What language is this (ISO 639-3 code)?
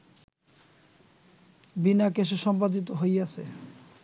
ben